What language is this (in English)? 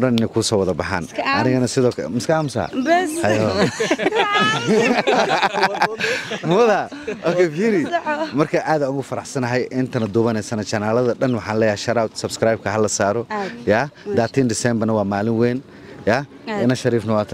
Arabic